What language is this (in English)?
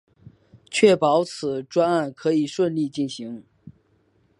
Chinese